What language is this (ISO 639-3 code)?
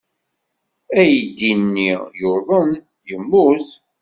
kab